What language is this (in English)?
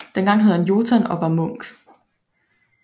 Danish